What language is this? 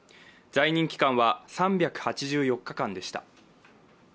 Japanese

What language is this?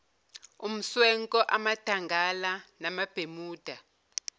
Zulu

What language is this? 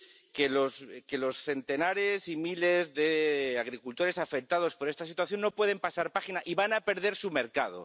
Spanish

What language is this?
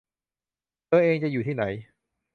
Thai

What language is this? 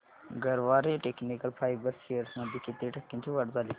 Marathi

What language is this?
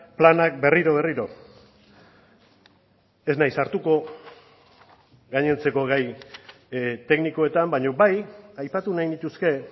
Basque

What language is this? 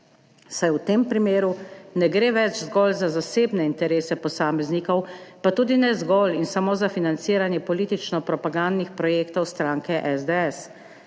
Slovenian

